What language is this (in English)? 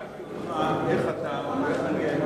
Hebrew